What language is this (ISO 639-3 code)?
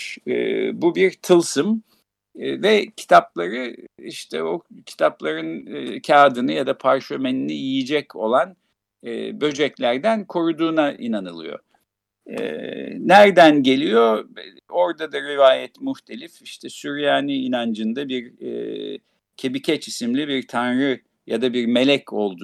tur